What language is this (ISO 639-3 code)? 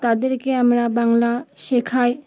ben